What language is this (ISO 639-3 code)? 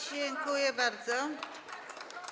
pol